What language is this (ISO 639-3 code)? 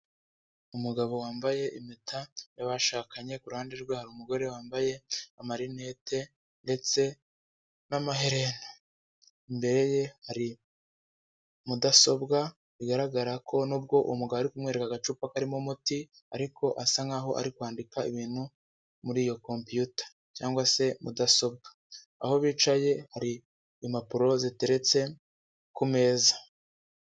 kin